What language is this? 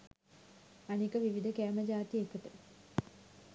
Sinhala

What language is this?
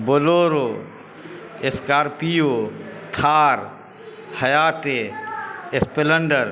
Urdu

